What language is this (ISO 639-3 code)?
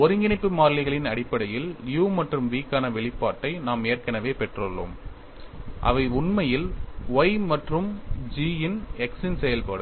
tam